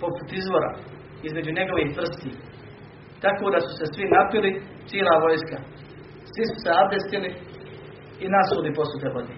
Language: Croatian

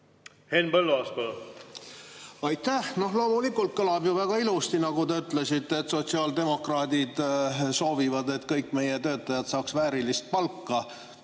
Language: Estonian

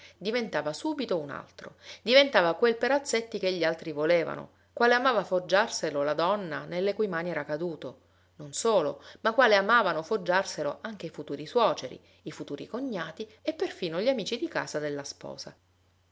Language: Italian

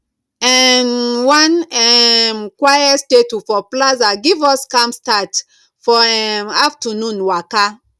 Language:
Nigerian Pidgin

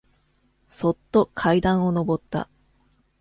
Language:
Japanese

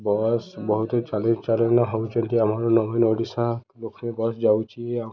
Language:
Odia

